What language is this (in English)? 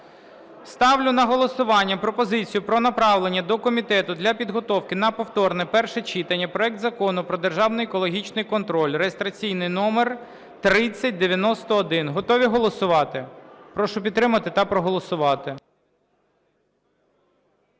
Ukrainian